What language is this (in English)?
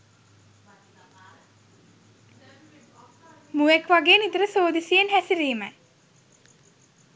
Sinhala